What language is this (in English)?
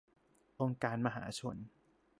Thai